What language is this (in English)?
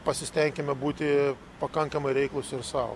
Lithuanian